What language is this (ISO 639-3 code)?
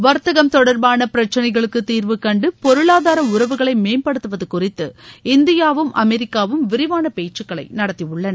tam